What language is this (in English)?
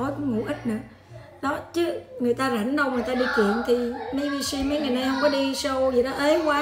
Vietnamese